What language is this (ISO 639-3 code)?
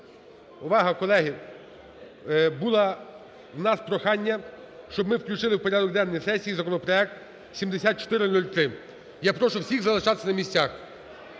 ukr